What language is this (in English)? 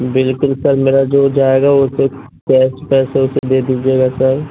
Urdu